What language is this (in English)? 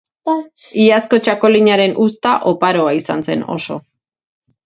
Basque